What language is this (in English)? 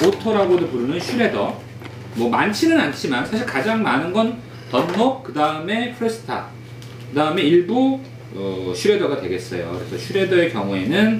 Korean